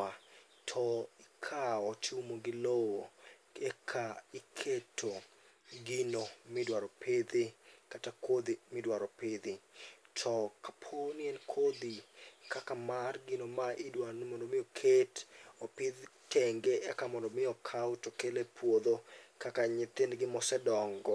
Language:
Luo (Kenya and Tanzania)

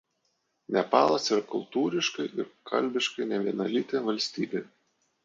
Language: Lithuanian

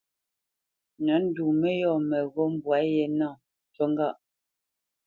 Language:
Bamenyam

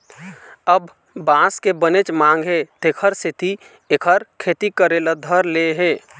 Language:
Chhattisgarhi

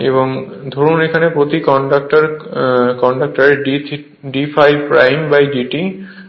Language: Bangla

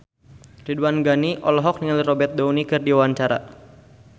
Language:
Sundanese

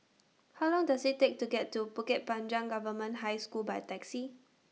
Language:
English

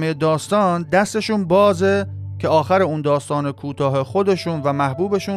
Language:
Persian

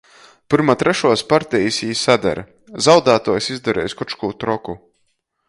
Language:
Latgalian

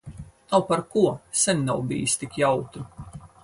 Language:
Latvian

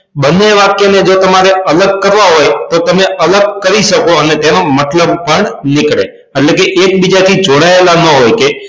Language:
Gujarati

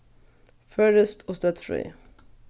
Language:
Faroese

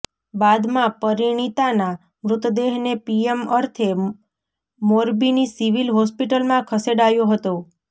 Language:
Gujarati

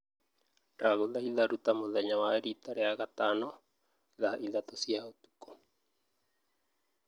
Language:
Kikuyu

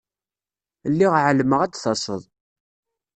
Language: Kabyle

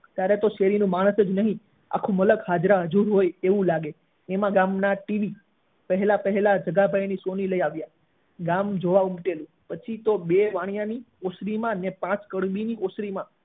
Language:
Gujarati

